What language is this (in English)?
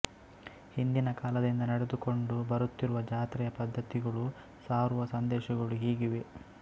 Kannada